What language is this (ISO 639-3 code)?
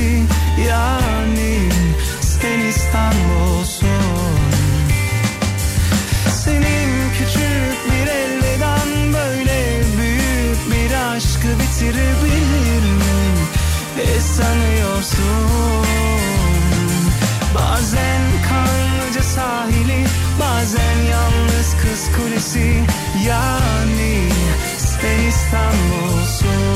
tur